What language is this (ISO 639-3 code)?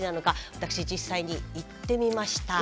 jpn